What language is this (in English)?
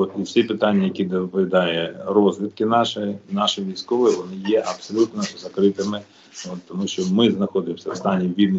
Ukrainian